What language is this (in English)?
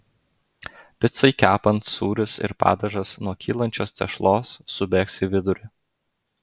Lithuanian